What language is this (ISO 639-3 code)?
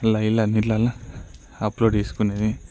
tel